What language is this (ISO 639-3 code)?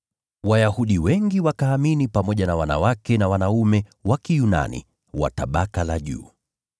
swa